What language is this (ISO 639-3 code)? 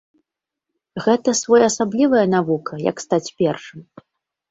bel